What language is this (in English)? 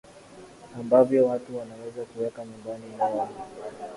Swahili